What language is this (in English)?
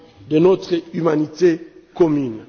French